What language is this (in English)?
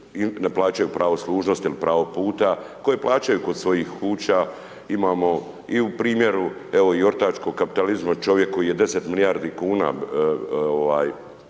Croatian